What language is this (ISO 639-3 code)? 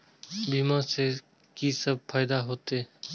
mai